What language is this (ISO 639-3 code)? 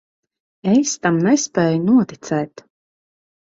lav